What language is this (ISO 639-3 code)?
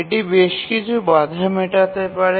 ben